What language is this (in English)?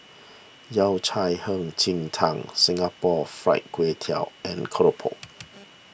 English